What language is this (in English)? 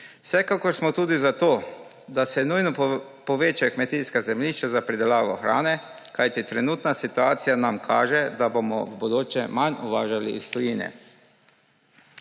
Slovenian